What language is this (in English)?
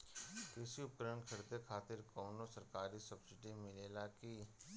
Bhojpuri